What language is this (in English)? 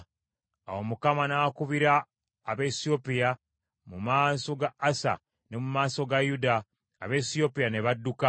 Ganda